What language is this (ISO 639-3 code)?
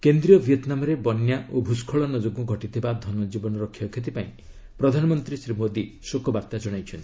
ori